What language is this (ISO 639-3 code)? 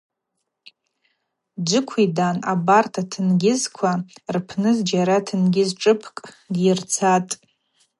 abq